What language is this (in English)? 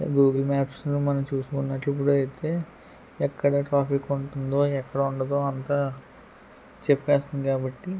Telugu